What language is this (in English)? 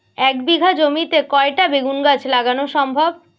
Bangla